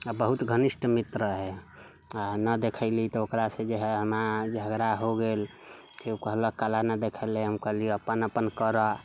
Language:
Maithili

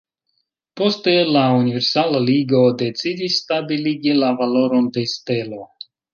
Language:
Esperanto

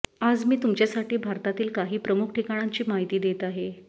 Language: Marathi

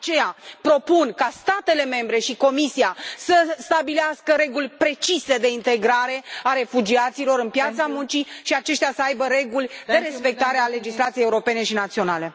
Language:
Romanian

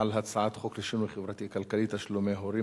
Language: Hebrew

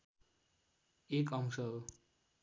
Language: Nepali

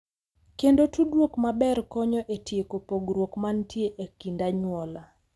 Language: Luo (Kenya and Tanzania)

